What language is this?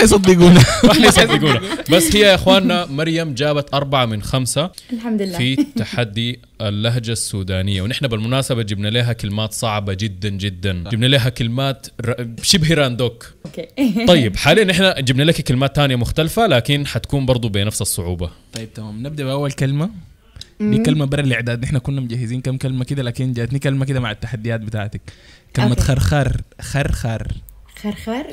Arabic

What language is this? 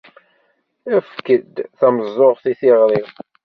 Kabyle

